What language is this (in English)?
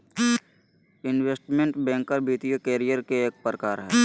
Magahi